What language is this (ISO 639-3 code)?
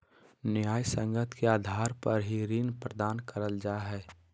mag